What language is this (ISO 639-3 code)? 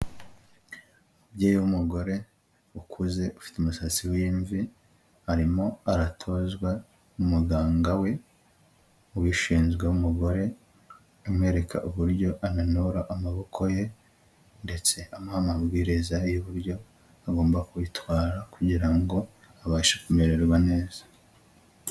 kin